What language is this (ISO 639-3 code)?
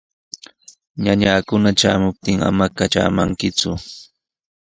qws